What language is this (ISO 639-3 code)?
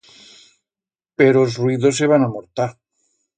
arg